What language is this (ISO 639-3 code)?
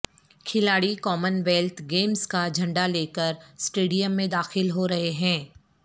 urd